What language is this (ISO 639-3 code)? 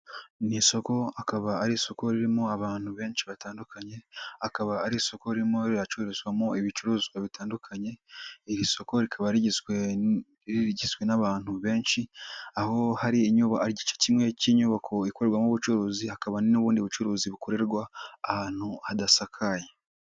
kin